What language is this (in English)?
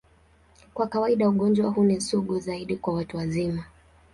Swahili